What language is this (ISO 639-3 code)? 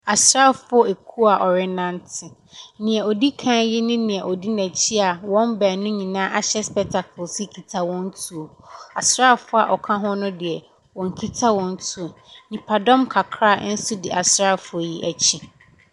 aka